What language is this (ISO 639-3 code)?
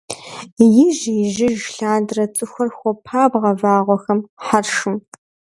kbd